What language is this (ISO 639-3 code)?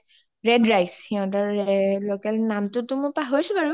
asm